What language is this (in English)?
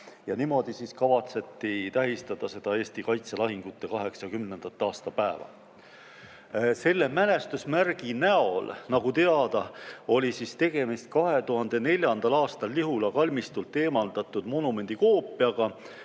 Estonian